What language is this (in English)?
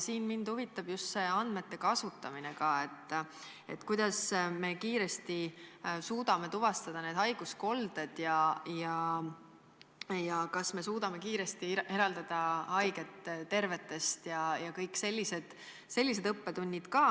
Estonian